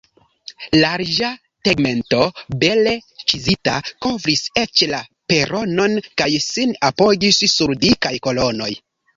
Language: Esperanto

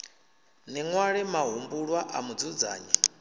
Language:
Venda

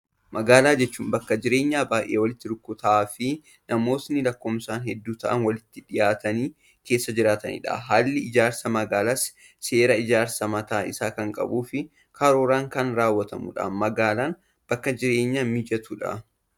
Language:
Oromo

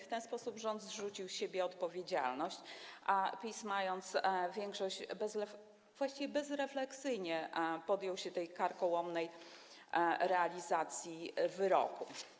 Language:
Polish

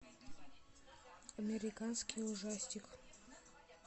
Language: Russian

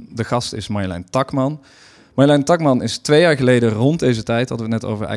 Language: Dutch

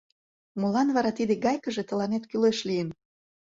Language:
Mari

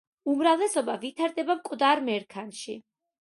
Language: Georgian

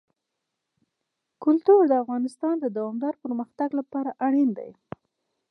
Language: Pashto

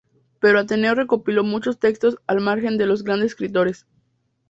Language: Spanish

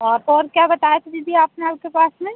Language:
Hindi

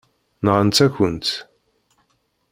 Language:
Kabyle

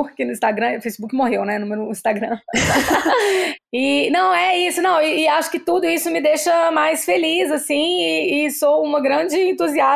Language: Portuguese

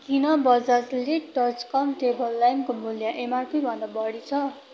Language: Nepali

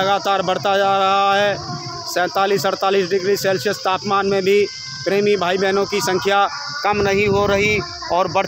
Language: Hindi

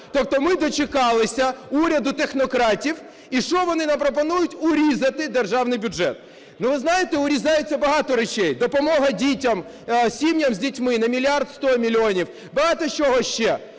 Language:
Ukrainian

